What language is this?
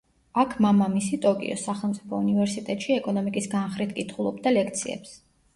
Georgian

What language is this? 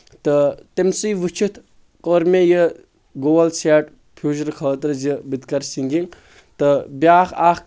Kashmiri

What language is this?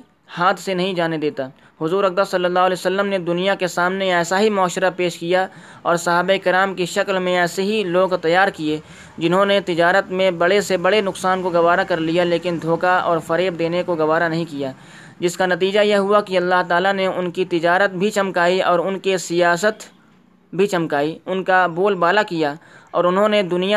Urdu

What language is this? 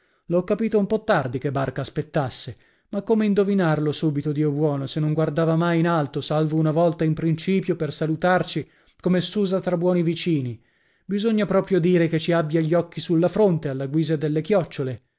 Italian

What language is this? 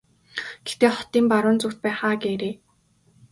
Mongolian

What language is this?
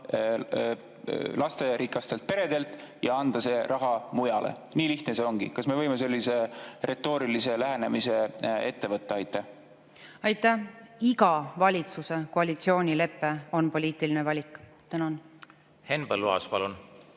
Estonian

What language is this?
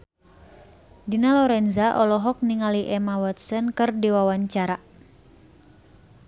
Sundanese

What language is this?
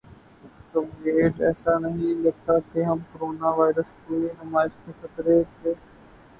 Urdu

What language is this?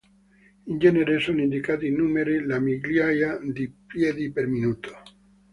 Italian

